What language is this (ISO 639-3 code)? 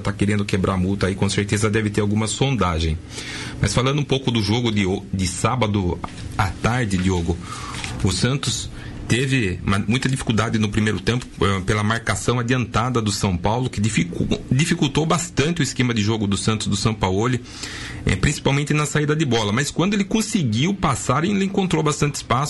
por